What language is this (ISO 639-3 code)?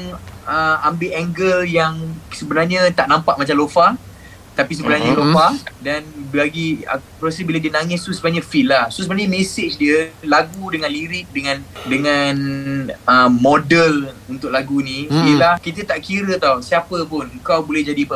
msa